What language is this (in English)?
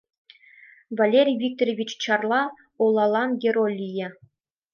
Mari